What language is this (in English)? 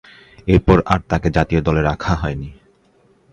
Bangla